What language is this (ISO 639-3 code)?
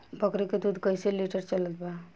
bho